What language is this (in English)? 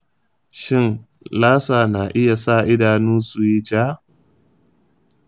Hausa